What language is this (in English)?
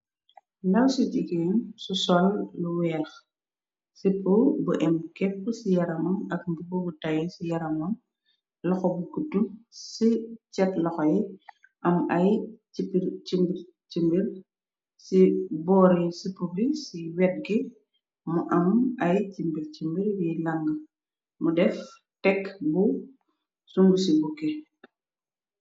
Wolof